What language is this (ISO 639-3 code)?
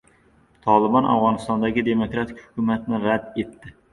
uzb